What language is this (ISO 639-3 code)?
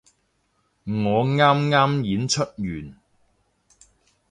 yue